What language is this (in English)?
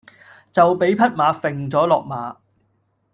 Cantonese